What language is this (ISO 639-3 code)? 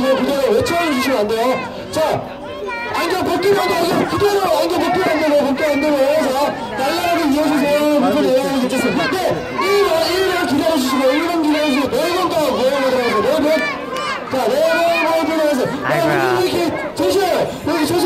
kor